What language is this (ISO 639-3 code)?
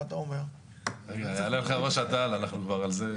heb